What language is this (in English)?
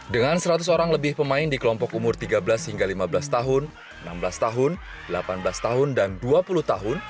Indonesian